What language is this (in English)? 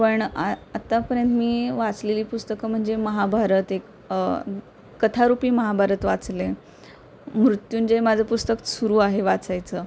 Marathi